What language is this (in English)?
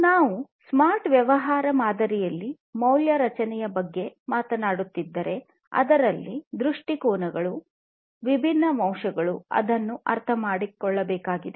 Kannada